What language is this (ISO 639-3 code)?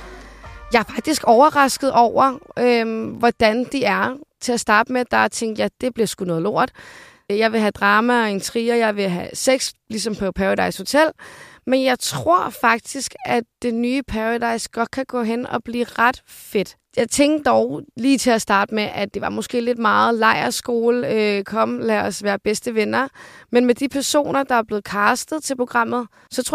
dan